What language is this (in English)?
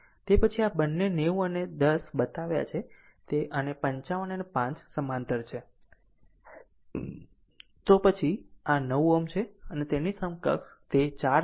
Gujarati